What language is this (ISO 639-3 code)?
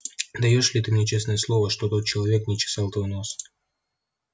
rus